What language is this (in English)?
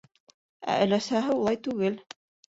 Bashkir